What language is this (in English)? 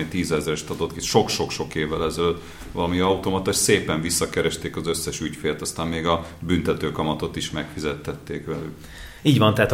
Hungarian